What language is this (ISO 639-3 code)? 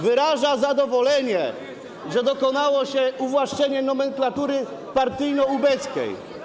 pol